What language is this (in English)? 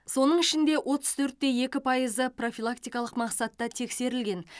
Kazakh